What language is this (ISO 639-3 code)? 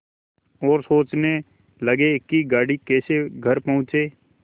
hin